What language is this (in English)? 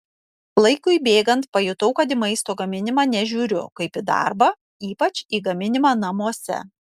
Lithuanian